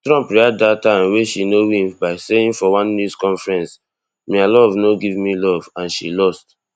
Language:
Nigerian Pidgin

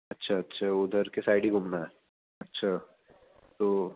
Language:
Urdu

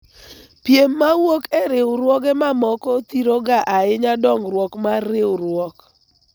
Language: Luo (Kenya and Tanzania)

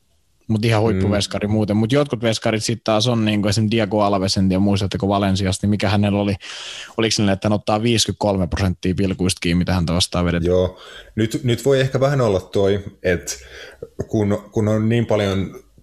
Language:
Finnish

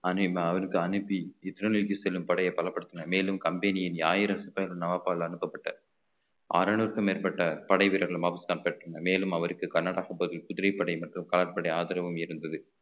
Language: Tamil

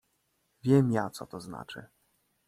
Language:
Polish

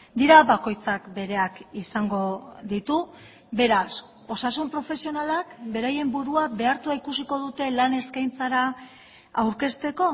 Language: Basque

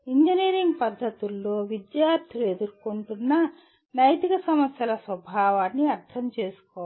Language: Telugu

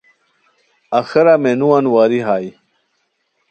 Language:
Khowar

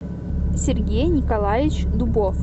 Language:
Russian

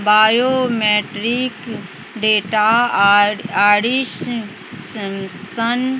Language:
Maithili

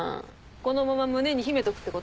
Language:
Japanese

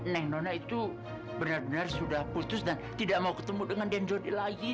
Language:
Indonesian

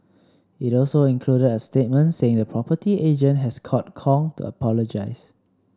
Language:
English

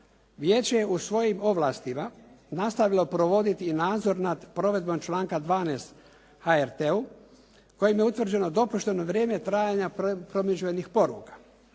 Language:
Croatian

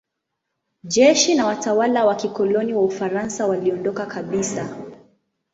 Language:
Swahili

